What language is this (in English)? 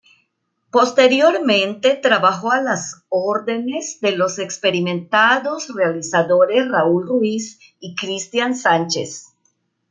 Spanish